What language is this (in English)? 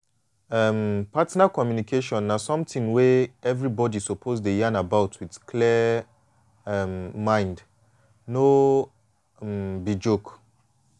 Nigerian Pidgin